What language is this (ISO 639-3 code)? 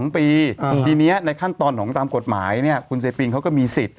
tha